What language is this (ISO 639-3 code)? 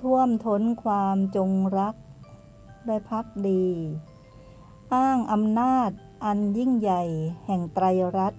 tha